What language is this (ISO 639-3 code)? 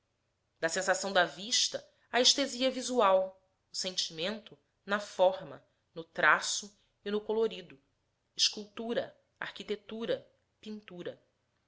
por